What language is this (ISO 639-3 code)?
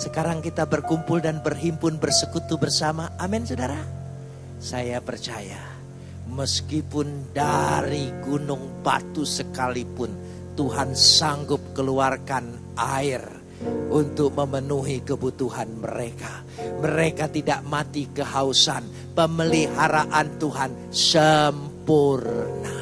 ind